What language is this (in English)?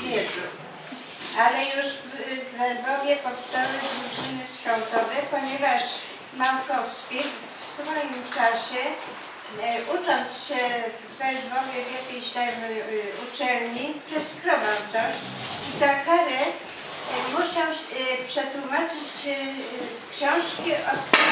Polish